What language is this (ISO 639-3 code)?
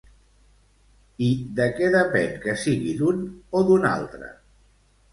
cat